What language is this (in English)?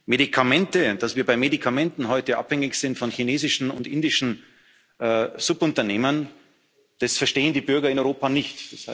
German